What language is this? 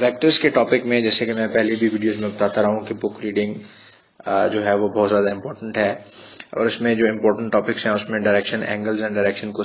Hindi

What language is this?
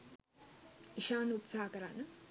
Sinhala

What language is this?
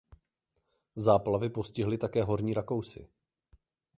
Czech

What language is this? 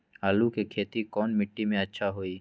Magahi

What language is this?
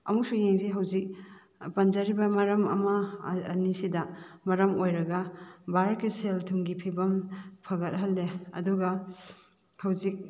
Manipuri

